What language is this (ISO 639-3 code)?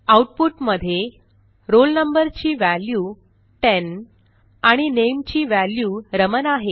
mar